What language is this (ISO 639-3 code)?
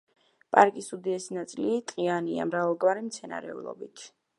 kat